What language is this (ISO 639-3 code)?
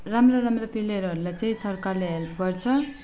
nep